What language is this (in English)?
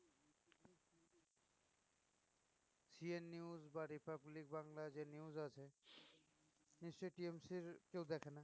Bangla